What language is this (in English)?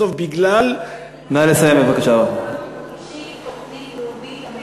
Hebrew